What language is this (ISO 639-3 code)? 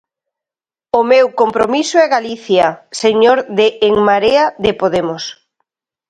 glg